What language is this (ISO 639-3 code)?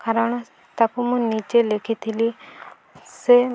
ori